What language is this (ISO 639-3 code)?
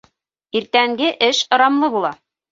bak